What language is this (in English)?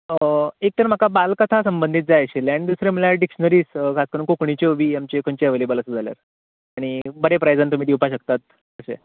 Konkani